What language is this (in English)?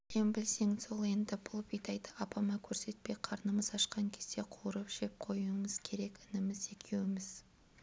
Kazakh